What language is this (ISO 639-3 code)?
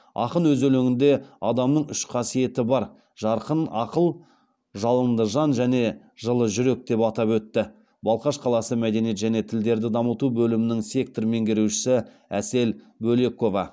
kaz